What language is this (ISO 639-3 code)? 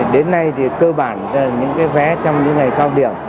vie